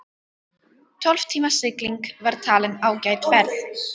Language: Icelandic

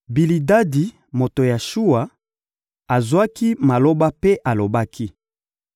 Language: Lingala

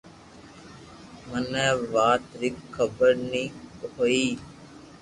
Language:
Loarki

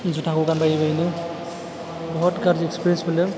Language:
Bodo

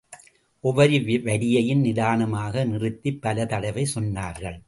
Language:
Tamil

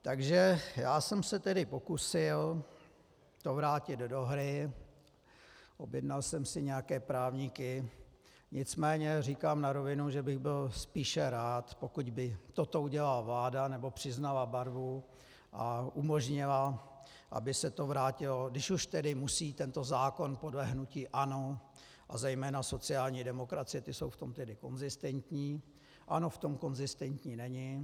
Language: Czech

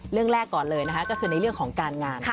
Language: Thai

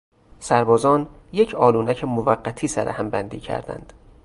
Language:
Persian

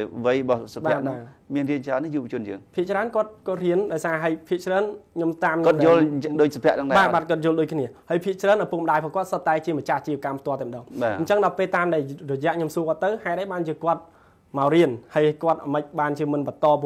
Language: Vietnamese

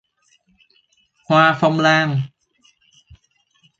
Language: Vietnamese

